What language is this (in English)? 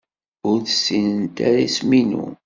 Kabyle